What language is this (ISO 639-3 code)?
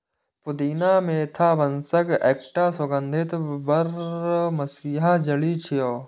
mai